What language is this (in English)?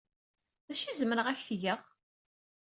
Kabyle